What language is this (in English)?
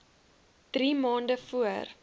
Afrikaans